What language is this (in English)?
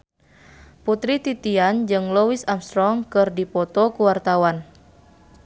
Sundanese